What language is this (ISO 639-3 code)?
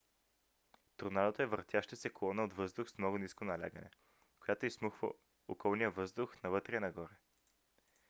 bul